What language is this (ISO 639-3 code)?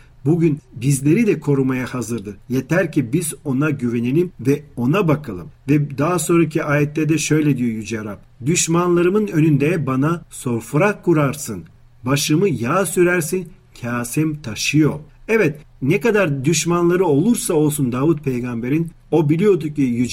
tur